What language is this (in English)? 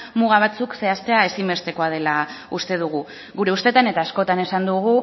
Basque